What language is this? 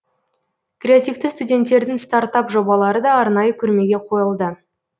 Kazakh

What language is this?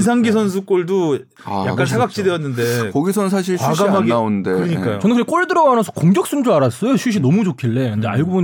Korean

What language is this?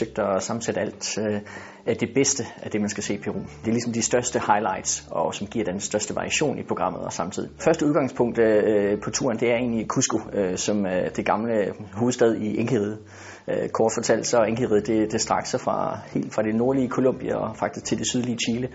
Danish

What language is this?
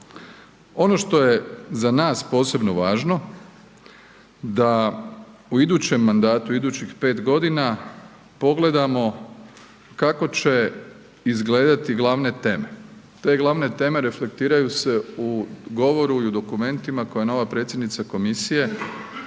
Croatian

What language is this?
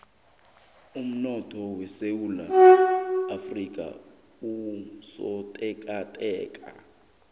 South Ndebele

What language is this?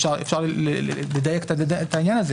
Hebrew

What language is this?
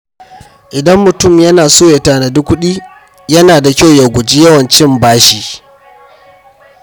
Hausa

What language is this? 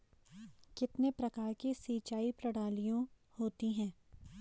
Hindi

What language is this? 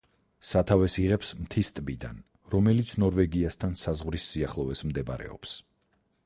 Georgian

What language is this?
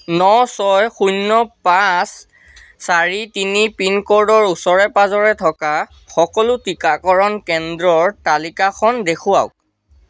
Assamese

